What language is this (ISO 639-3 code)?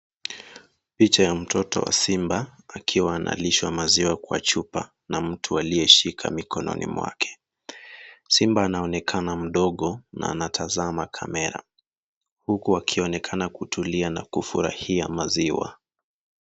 swa